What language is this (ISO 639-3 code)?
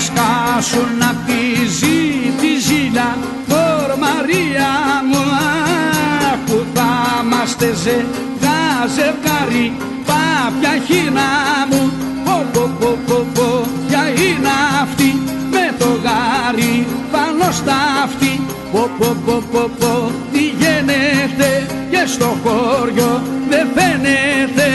ell